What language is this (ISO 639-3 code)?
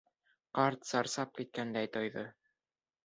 bak